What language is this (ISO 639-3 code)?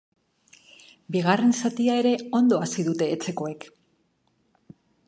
eus